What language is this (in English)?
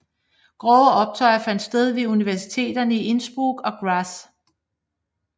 Danish